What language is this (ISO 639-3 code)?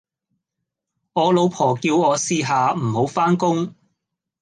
yue